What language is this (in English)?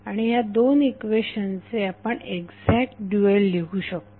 Marathi